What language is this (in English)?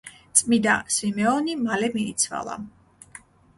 Georgian